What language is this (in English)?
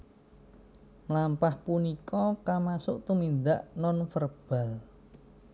Javanese